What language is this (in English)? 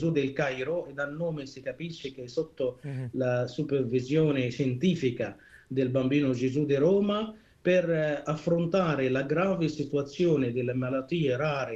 Italian